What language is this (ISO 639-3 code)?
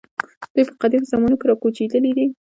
pus